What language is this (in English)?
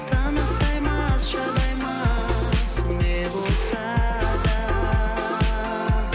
Kazakh